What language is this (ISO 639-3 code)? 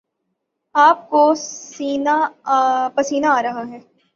urd